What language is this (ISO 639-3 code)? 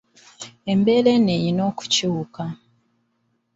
lug